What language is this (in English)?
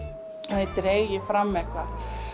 Icelandic